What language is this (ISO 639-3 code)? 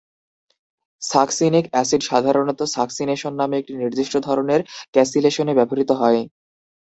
ben